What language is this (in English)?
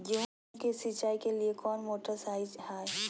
Magahi